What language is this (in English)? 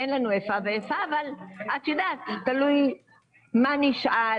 Hebrew